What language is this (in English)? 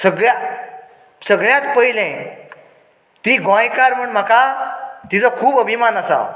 Konkani